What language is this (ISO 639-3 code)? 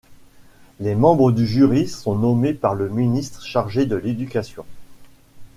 fra